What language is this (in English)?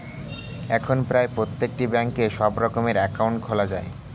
Bangla